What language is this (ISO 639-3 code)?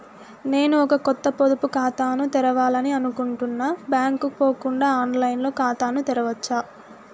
tel